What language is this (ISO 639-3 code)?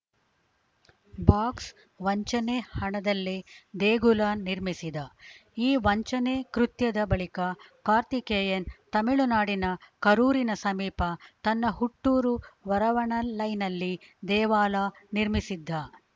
kan